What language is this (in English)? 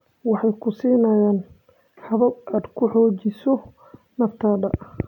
Somali